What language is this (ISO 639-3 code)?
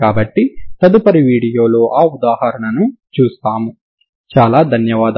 tel